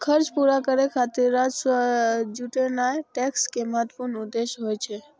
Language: Maithili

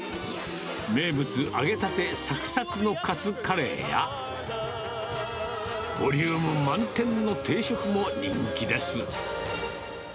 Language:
Japanese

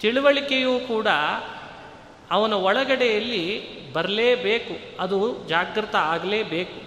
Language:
Kannada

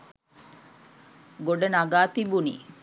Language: Sinhala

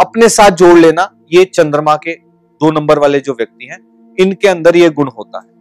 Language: Hindi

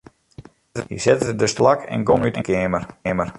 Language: Western Frisian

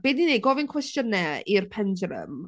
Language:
Welsh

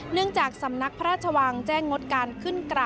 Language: Thai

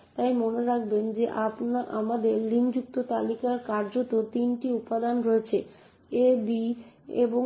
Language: Bangla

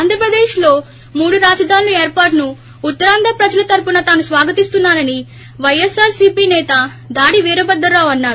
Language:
Telugu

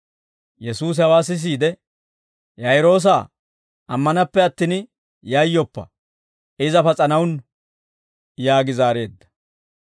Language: Dawro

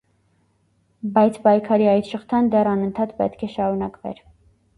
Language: Armenian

